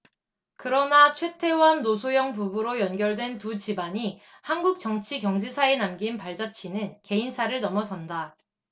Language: Korean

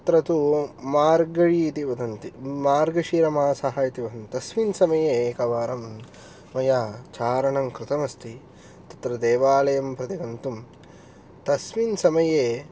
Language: Sanskrit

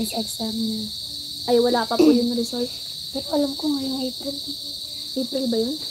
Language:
Filipino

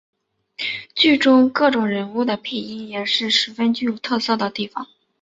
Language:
Chinese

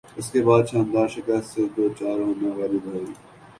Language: Urdu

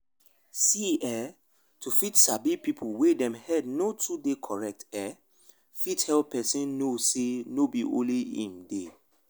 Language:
Nigerian Pidgin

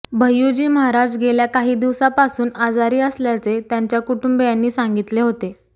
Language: Marathi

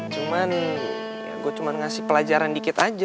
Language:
Indonesian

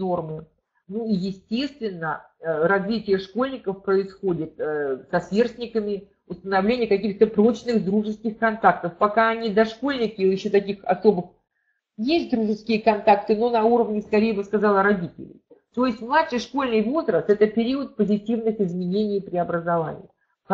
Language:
Russian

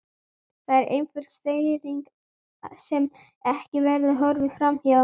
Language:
Icelandic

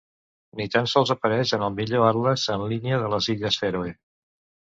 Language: Catalan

